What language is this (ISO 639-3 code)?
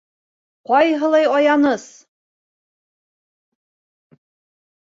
bak